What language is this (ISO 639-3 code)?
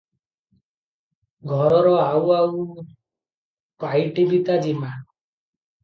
ori